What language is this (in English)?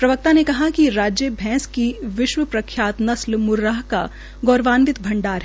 Hindi